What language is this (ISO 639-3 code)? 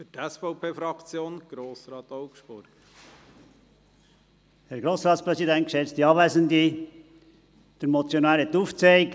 gsw